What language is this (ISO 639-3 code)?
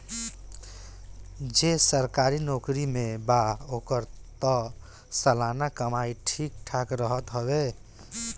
bho